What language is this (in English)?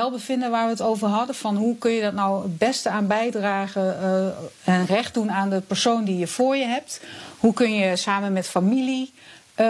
Dutch